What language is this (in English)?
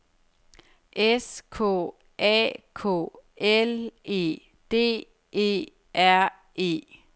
Danish